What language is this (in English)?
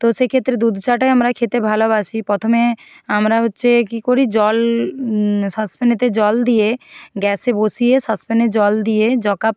Bangla